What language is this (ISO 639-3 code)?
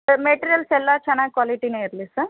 kan